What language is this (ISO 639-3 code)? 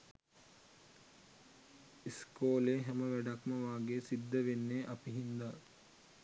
sin